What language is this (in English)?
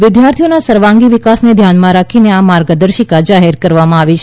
Gujarati